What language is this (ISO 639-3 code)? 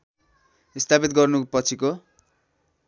nep